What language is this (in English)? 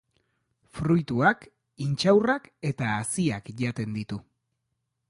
Basque